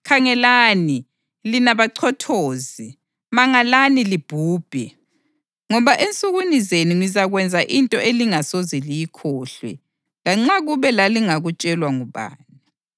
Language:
North Ndebele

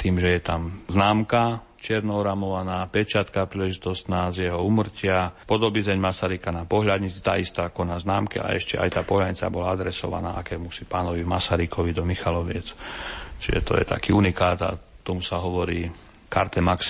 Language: Slovak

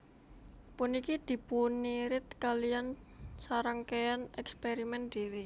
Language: Javanese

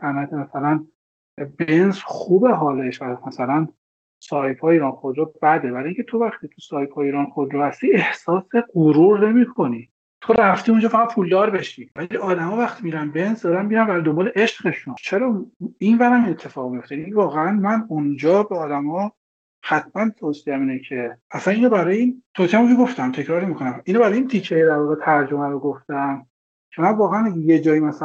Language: Persian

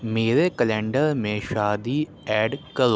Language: Urdu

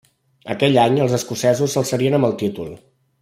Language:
Catalan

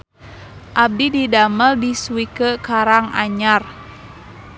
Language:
Sundanese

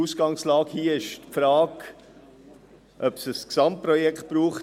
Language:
Swiss German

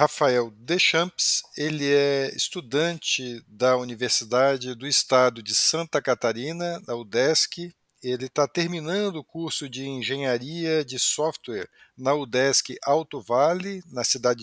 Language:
Portuguese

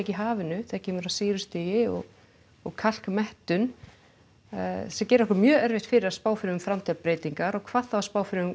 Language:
Icelandic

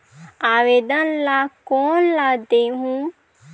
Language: Chhattisgarhi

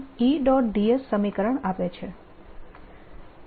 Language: Gujarati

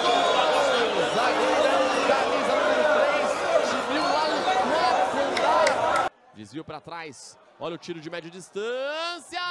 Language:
Portuguese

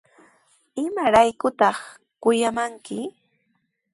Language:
Sihuas Ancash Quechua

